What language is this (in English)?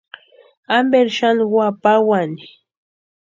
Western Highland Purepecha